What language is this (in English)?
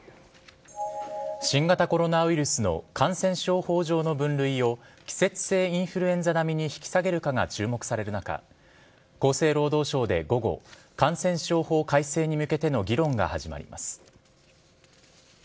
Japanese